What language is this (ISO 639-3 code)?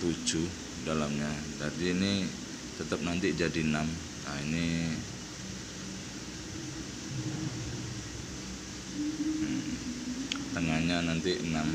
ind